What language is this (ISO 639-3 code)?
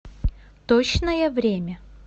rus